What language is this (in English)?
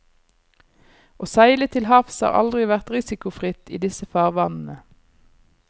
Norwegian